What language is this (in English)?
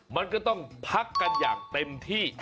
Thai